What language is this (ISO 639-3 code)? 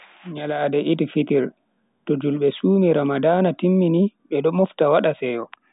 fui